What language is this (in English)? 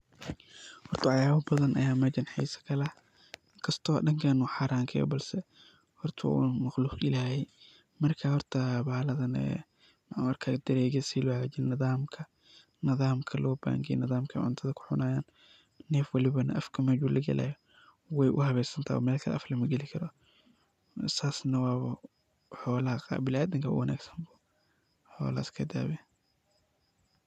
Somali